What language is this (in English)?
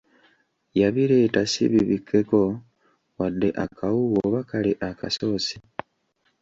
Ganda